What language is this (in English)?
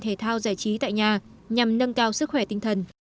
Vietnamese